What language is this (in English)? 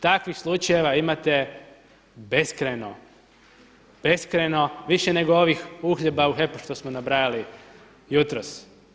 Croatian